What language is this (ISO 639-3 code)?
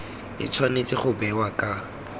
tsn